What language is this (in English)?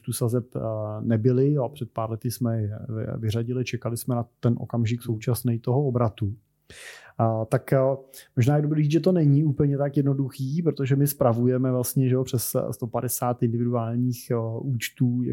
Czech